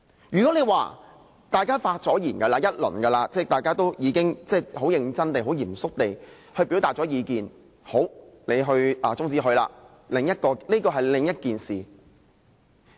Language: Cantonese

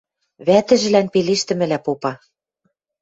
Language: Western Mari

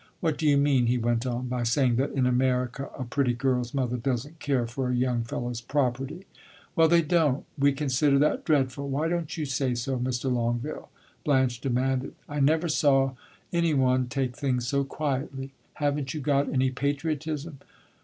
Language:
English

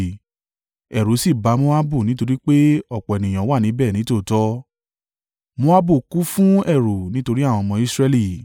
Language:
Yoruba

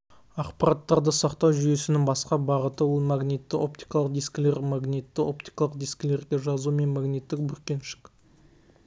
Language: Kazakh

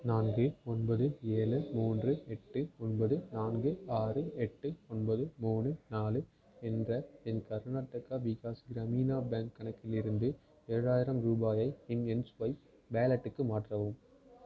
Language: Tamil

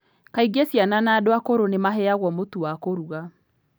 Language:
Kikuyu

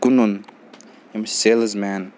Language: Kashmiri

